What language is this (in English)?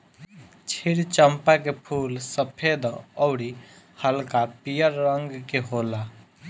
Bhojpuri